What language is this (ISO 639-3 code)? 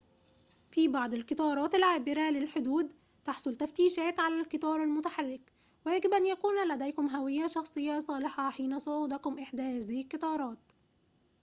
ara